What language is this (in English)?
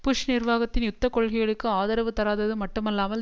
Tamil